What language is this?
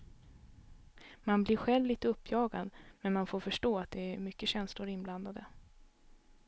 Swedish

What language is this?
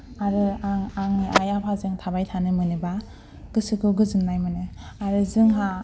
Bodo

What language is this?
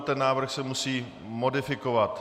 Czech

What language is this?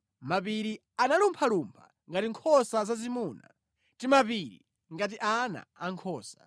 Nyanja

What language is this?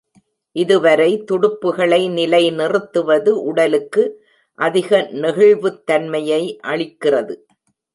Tamil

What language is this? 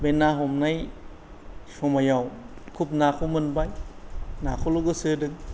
Bodo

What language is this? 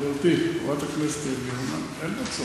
Hebrew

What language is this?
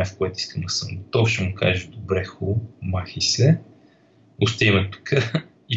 Bulgarian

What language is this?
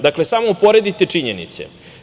Serbian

